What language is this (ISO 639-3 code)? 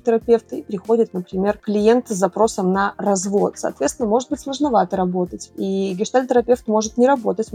rus